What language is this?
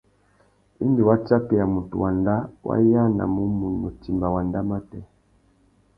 Tuki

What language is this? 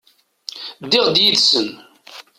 Kabyle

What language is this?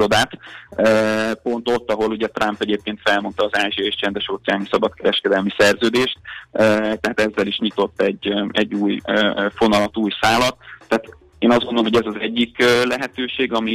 Hungarian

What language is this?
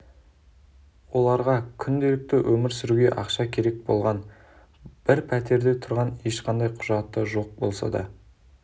Kazakh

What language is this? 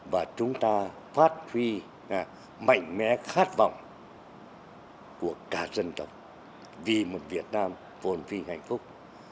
Vietnamese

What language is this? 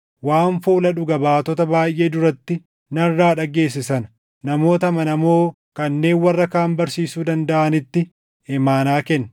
Oromo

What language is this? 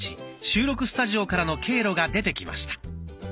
Japanese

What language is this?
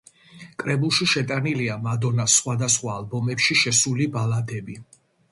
Georgian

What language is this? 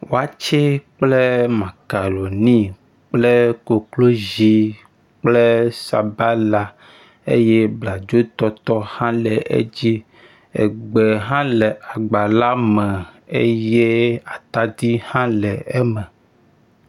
Ewe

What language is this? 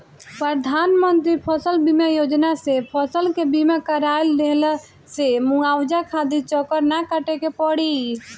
Bhojpuri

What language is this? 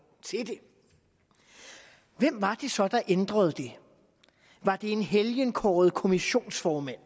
Danish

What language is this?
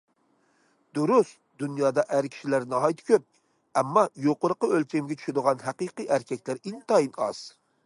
Uyghur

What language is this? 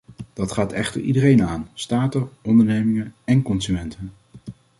Dutch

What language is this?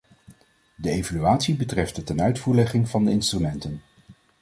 Dutch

